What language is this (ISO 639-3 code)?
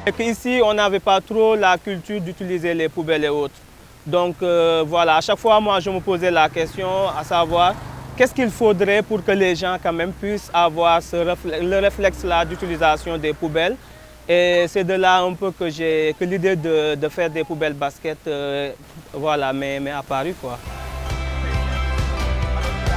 fra